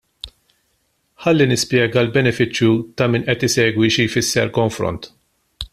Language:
Maltese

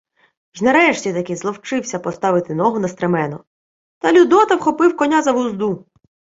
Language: Ukrainian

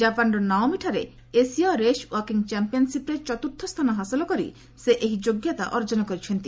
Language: Odia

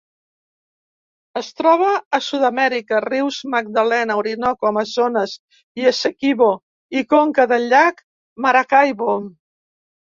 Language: Catalan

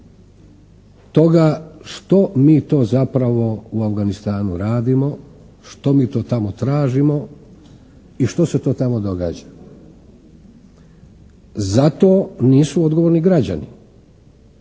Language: Croatian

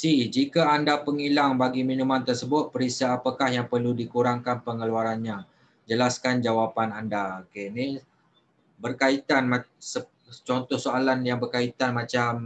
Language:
Malay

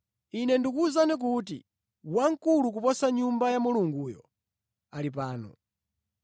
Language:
Nyanja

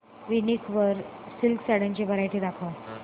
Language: Marathi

